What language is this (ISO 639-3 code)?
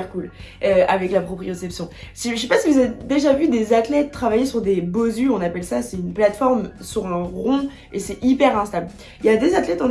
fra